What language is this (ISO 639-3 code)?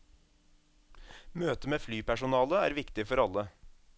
nor